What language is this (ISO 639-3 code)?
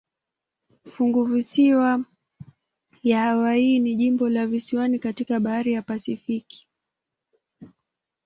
swa